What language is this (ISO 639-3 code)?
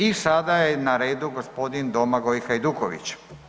hrv